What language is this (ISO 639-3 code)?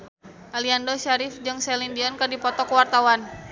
sun